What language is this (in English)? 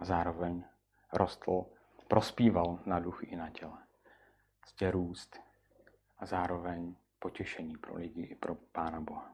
Czech